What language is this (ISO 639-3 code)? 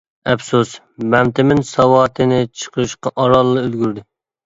uig